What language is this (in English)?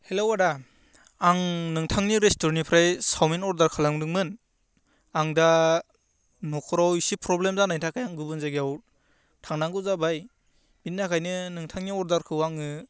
Bodo